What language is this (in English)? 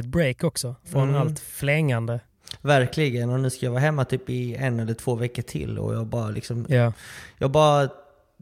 Swedish